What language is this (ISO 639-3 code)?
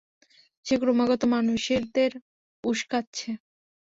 ben